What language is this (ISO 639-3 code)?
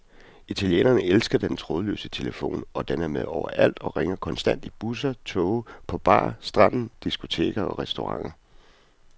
dan